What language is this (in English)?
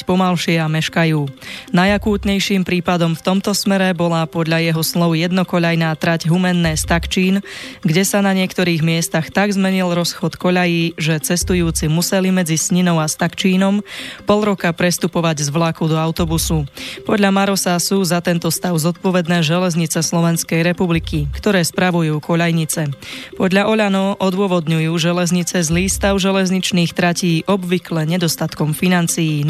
Slovak